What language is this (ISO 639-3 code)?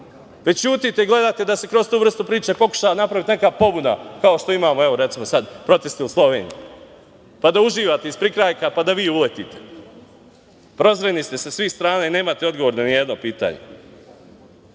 srp